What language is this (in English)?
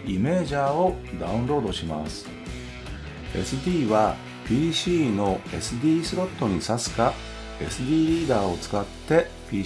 Japanese